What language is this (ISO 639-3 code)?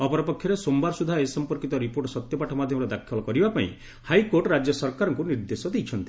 ori